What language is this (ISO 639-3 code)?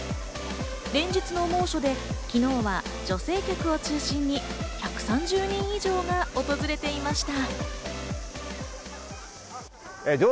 jpn